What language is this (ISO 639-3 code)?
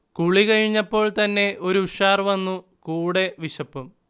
mal